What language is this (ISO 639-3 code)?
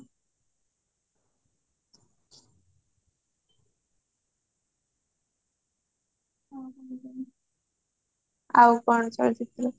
ori